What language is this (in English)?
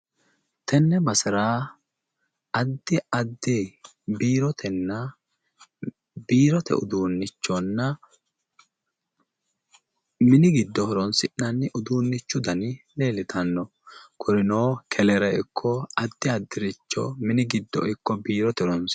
Sidamo